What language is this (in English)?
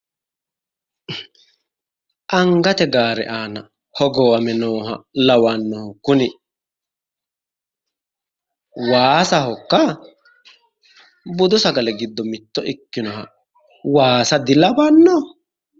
Sidamo